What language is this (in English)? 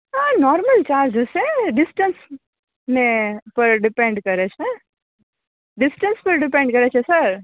Gujarati